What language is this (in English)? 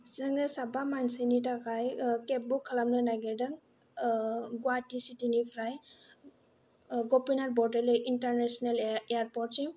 Bodo